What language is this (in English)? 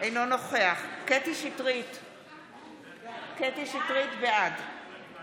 Hebrew